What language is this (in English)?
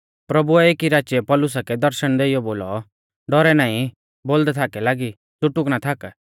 Mahasu Pahari